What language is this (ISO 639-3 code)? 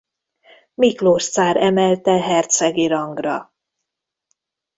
hun